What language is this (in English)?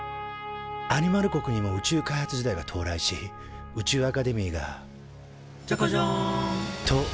Japanese